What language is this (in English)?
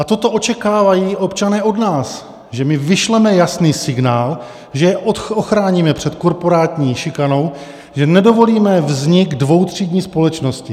Czech